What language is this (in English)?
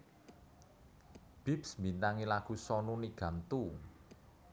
Javanese